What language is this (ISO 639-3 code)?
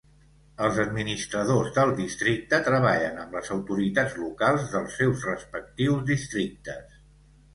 cat